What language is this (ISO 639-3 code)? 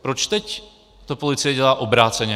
ces